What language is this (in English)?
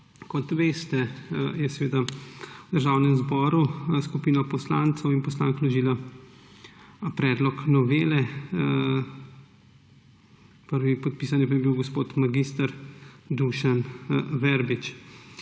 Slovenian